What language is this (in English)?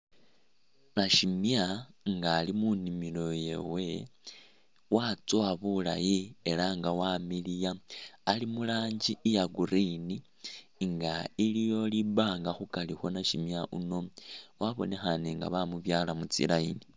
Masaaba